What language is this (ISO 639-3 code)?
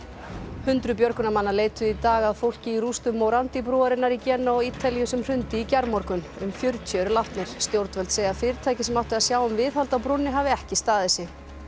isl